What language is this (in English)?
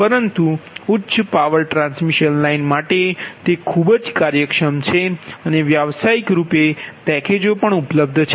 Gujarati